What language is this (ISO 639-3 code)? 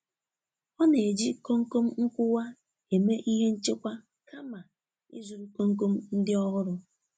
ibo